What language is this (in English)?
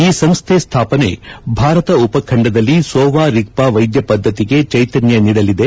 Kannada